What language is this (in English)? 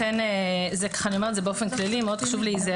Hebrew